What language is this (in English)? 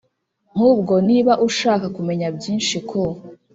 Kinyarwanda